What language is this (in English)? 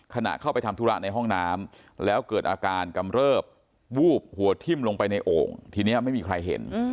Thai